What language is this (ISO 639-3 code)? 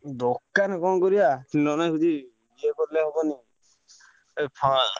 ori